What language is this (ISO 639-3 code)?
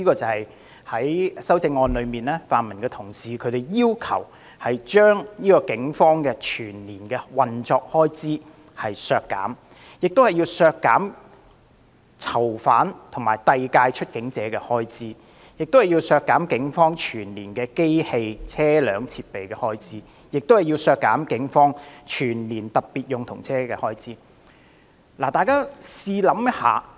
yue